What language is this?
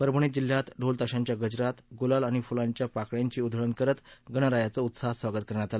Marathi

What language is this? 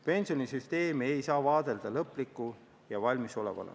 Estonian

